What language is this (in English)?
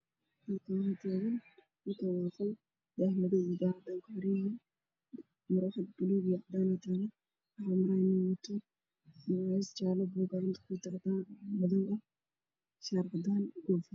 Somali